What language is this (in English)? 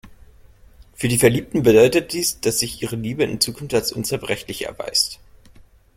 German